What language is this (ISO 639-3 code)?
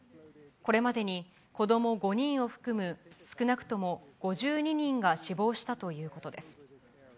jpn